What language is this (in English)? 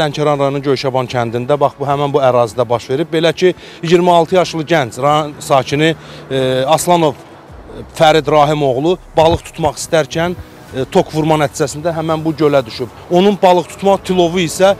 Turkish